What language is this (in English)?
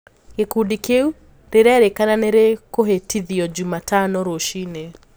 Kikuyu